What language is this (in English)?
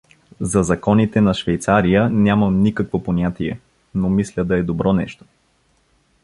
Bulgarian